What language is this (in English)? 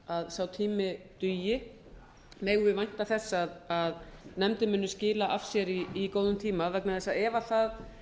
Icelandic